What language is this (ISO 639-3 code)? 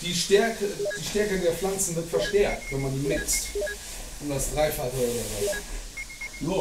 deu